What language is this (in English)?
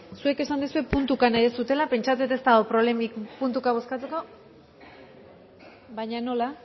Basque